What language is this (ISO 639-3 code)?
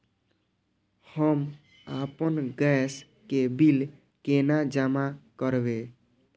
mai